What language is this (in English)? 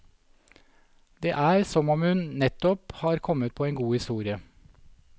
Norwegian